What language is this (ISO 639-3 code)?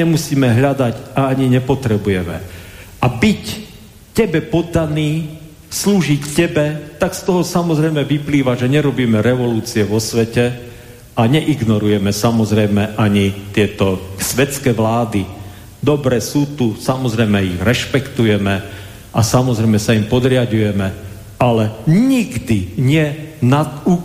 slk